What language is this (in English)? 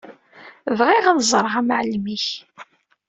Kabyle